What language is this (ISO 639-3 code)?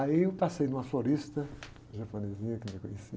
por